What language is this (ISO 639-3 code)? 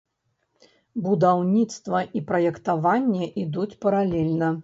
bel